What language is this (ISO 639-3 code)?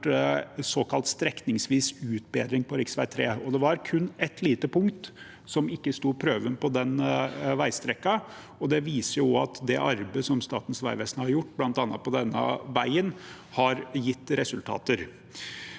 nor